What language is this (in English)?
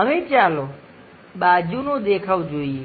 Gujarati